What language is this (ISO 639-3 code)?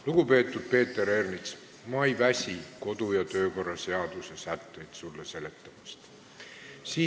est